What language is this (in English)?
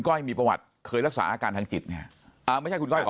Thai